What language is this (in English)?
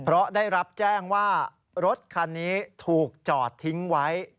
Thai